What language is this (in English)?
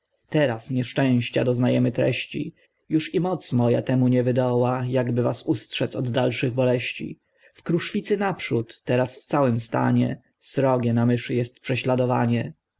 Polish